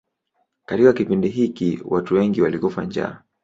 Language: Swahili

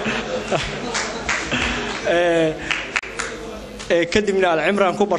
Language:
Arabic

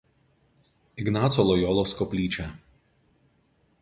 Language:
Lithuanian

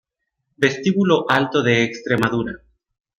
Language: Spanish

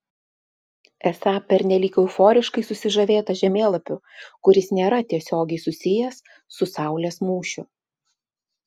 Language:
Lithuanian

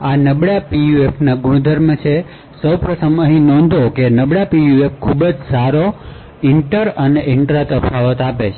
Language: Gujarati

